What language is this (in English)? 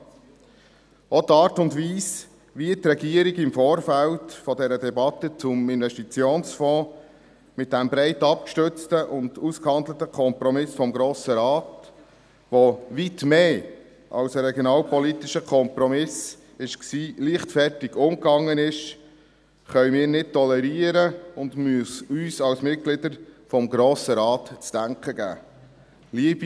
Swiss German